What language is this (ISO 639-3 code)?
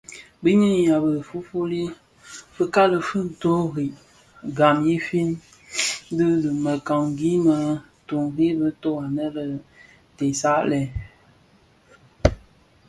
ksf